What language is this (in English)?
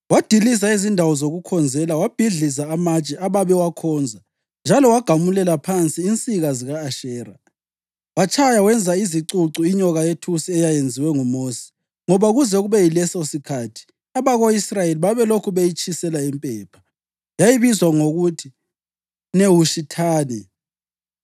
North Ndebele